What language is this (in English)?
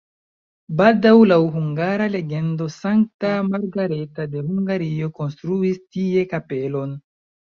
Esperanto